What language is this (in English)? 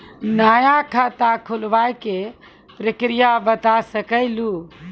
Maithili